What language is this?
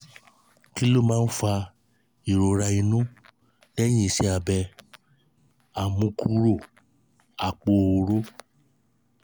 Yoruba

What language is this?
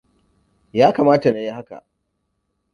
Hausa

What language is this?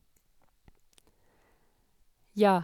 Norwegian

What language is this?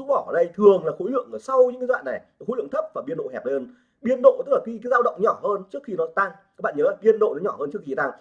Vietnamese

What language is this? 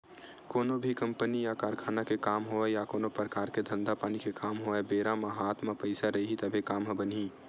Chhattisgarhi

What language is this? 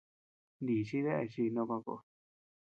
Tepeuxila Cuicatec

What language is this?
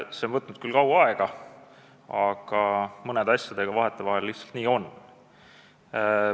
Estonian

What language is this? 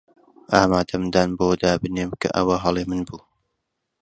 Central Kurdish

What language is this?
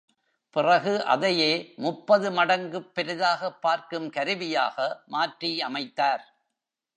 Tamil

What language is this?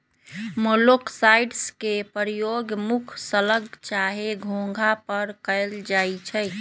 Magahi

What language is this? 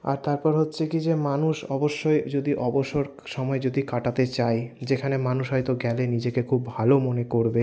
Bangla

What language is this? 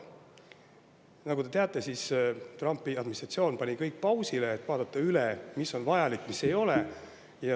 Estonian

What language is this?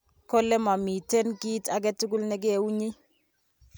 Kalenjin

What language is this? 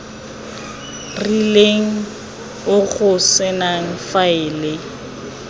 Tswana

